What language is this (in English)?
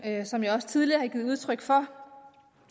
Danish